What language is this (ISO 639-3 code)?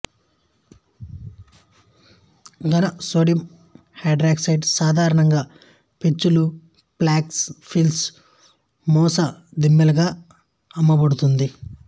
tel